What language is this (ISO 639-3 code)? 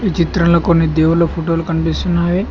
tel